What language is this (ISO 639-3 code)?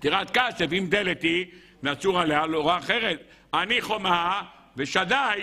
heb